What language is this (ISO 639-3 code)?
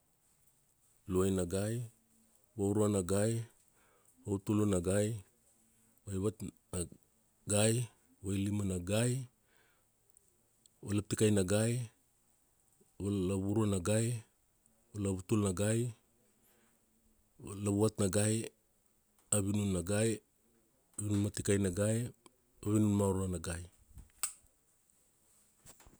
ksd